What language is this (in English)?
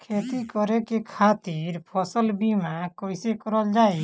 Bhojpuri